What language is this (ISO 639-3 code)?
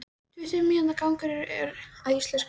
isl